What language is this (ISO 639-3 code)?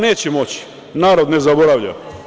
srp